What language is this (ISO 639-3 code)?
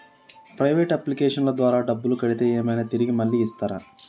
tel